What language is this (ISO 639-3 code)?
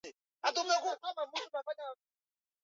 swa